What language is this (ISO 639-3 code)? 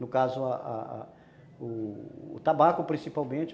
por